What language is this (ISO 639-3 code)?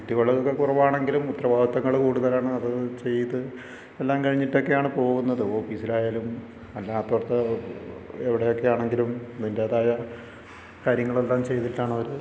mal